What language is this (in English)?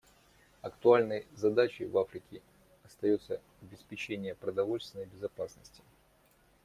Russian